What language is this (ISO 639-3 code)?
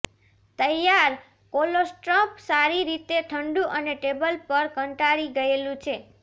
guj